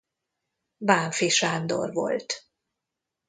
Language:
Hungarian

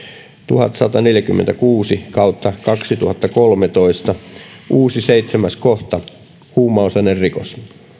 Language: Finnish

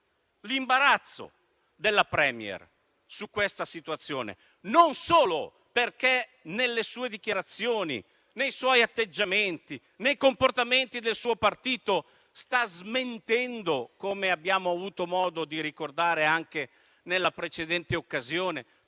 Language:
Italian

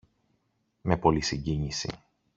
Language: Greek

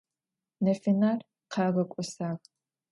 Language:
Adyghe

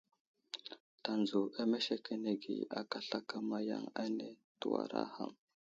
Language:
Wuzlam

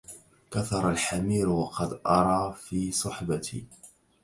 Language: Arabic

